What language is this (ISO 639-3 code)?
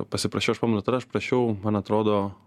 lit